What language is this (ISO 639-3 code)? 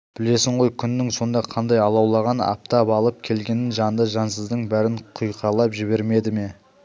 kaz